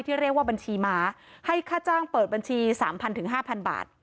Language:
Thai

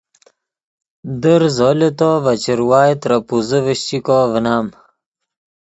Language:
Yidgha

